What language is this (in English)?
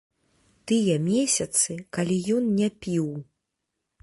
Belarusian